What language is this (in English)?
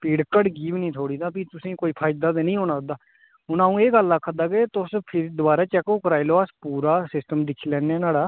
Dogri